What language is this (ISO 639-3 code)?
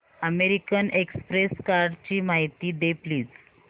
mar